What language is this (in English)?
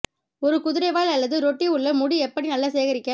Tamil